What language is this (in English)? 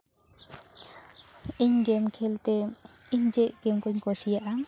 Santali